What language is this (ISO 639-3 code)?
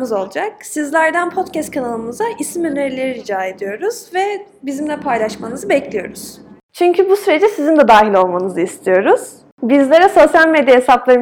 tur